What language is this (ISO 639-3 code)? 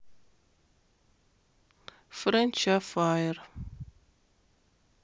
rus